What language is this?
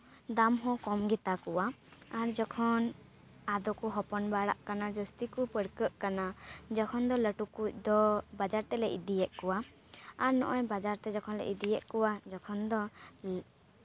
Santali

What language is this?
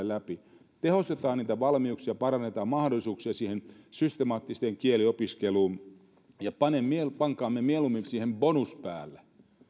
Finnish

